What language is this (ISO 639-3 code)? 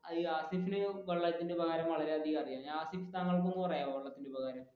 mal